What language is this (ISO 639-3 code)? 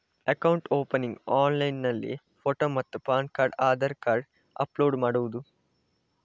kan